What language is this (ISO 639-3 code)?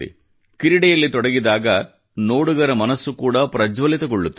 kan